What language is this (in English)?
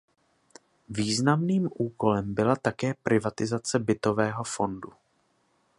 Czech